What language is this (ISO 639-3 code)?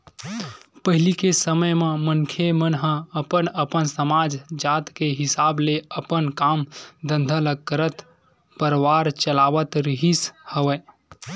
hne